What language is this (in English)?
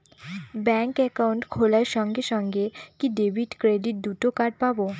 Bangla